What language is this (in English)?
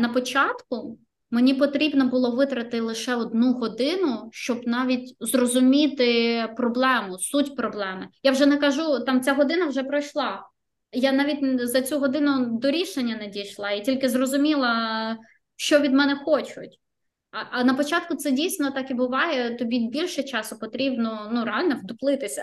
Ukrainian